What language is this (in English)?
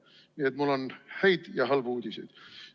Estonian